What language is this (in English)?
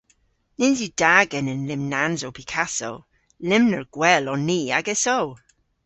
Cornish